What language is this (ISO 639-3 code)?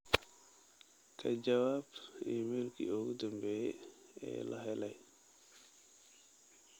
som